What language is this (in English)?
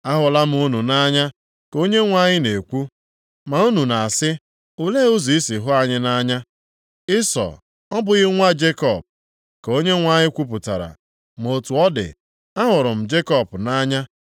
Igbo